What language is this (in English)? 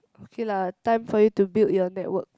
English